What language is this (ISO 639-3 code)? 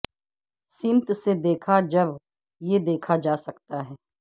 urd